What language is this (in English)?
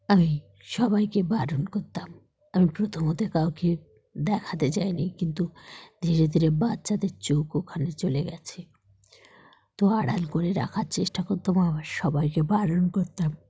Bangla